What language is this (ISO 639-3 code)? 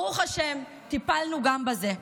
heb